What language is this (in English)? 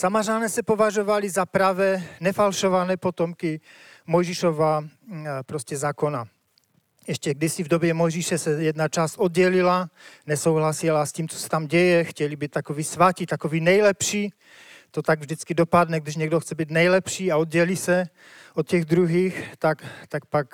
Czech